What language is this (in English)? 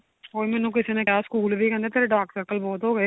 Punjabi